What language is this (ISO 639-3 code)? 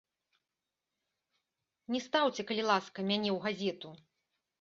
bel